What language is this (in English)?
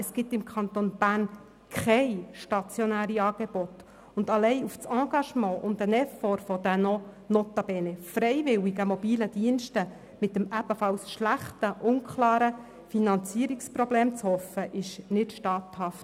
Swiss German